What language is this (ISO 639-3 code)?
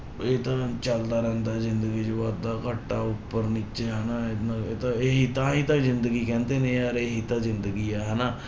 pan